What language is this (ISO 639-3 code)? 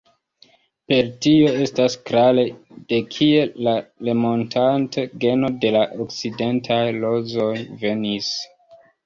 epo